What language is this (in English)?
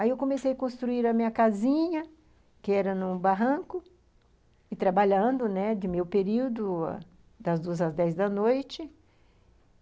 Portuguese